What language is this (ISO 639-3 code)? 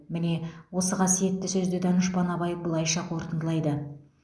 kaz